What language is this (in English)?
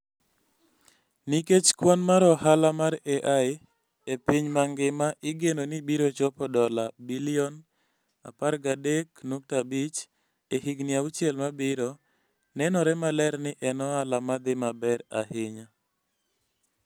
Luo (Kenya and Tanzania)